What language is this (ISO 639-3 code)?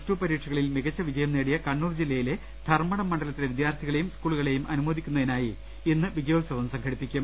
mal